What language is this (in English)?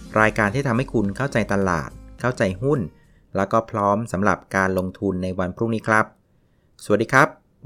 Thai